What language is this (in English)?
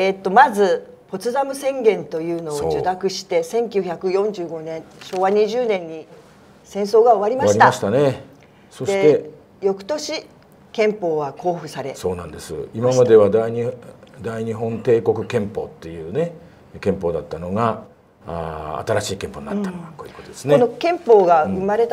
Japanese